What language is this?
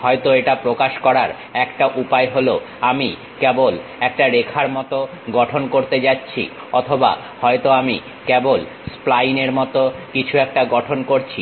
Bangla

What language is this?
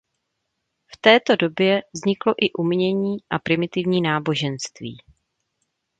Czech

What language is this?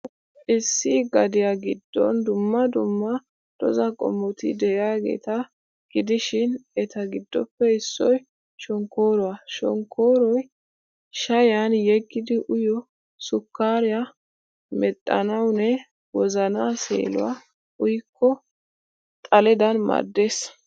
Wolaytta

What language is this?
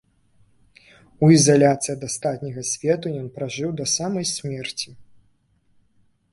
Belarusian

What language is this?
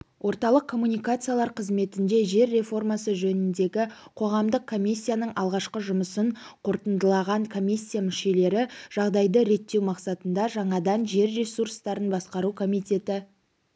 Kazakh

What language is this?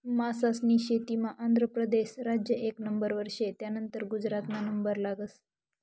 Marathi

